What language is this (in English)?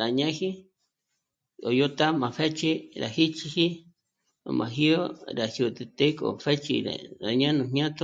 Michoacán Mazahua